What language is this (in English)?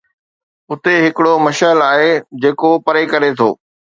Sindhi